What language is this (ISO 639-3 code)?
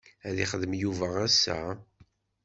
kab